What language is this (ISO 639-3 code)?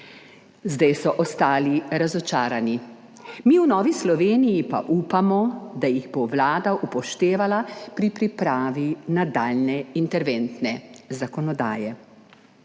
slv